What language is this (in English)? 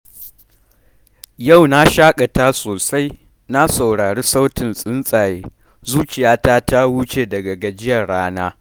Hausa